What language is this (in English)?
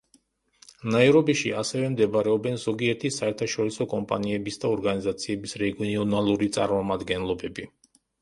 Georgian